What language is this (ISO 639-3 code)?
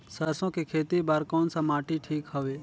hne